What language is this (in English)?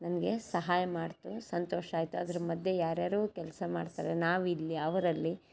Kannada